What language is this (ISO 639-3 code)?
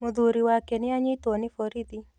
kik